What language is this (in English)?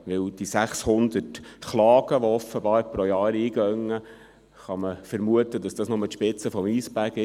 Swiss German